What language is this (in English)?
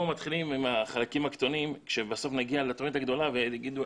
Hebrew